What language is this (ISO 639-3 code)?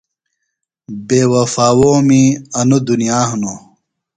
phl